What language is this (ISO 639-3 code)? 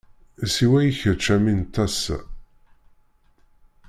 kab